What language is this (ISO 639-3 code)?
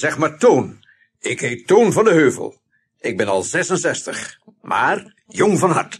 nld